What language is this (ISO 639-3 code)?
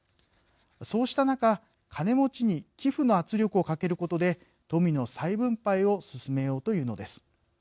jpn